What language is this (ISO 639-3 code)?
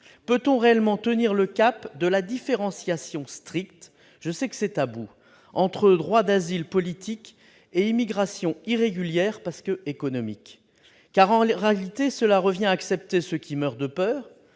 fra